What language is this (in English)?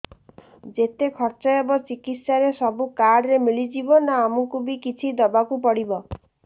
Odia